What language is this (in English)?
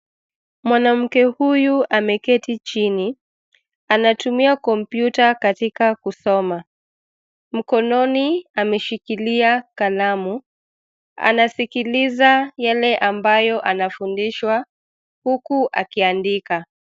Swahili